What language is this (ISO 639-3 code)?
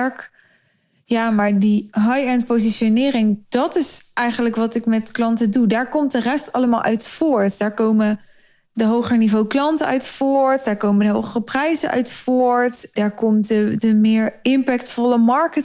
nld